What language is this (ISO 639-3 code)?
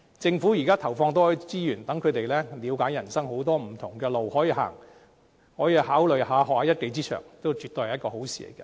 yue